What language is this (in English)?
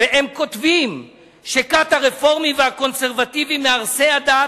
Hebrew